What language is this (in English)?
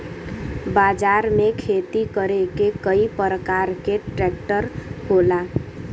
Bhojpuri